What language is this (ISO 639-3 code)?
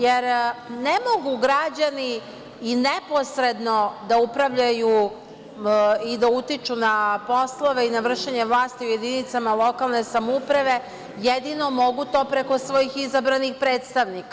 srp